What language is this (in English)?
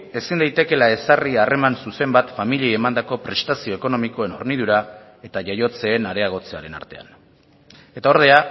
Basque